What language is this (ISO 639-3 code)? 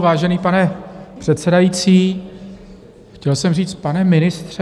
ces